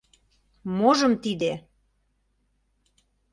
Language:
Mari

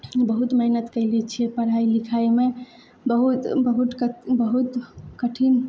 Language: Maithili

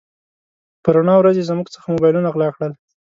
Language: Pashto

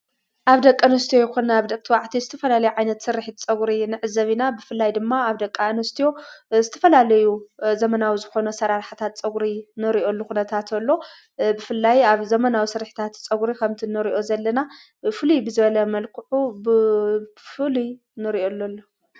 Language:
Tigrinya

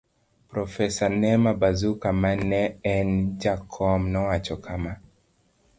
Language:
Luo (Kenya and Tanzania)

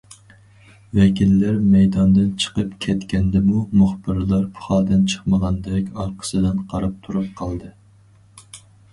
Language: Uyghur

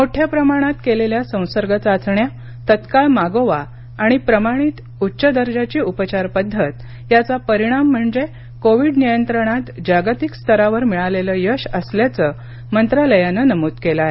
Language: Marathi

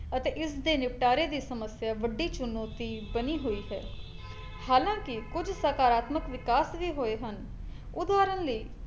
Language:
Punjabi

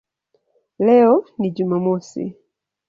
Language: Swahili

